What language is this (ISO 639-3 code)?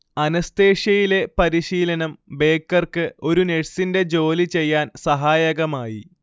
mal